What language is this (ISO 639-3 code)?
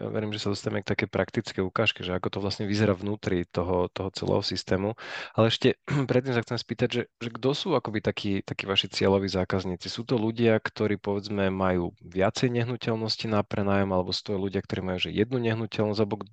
slk